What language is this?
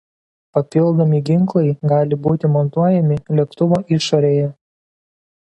Lithuanian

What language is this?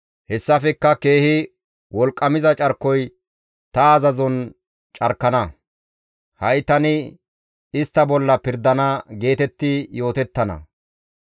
Gamo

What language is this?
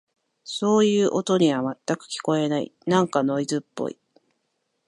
Japanese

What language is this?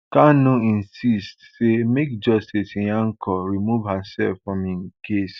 Nigerian Pidgin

